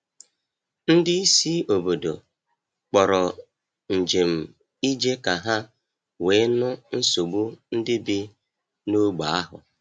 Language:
Igbo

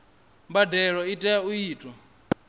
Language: Venda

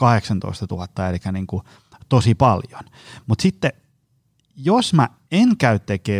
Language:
Finnish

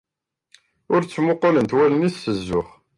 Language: Kabyle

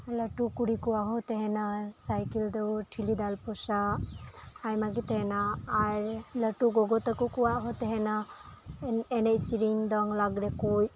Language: Santali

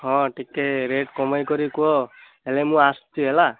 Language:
Odia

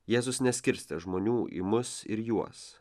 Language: Lithuanian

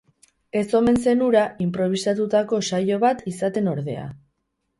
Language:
Basque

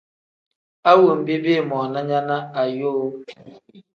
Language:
Tem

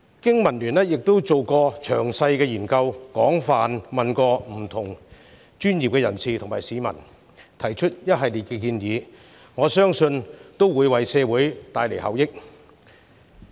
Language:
Cantonese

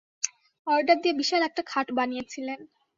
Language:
Bangla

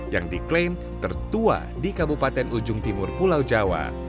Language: Indonesian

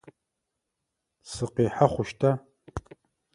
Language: Adyghe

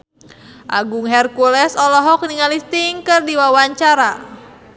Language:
Sundanese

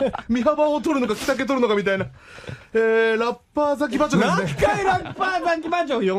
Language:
Japanese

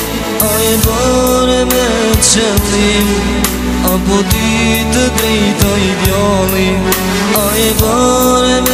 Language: Korean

